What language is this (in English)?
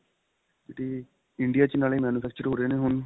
Punjabi